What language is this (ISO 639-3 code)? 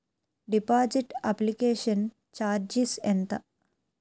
tel